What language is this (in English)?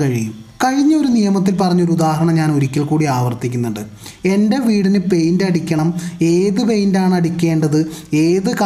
Malayalam